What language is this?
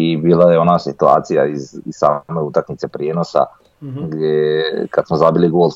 Croatian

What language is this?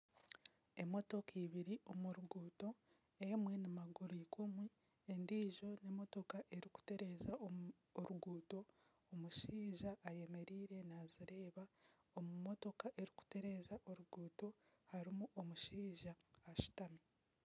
Nyankole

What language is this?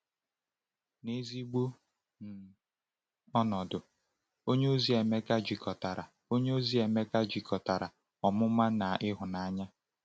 Igbo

